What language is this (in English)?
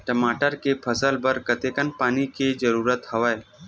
Chhattisgarhi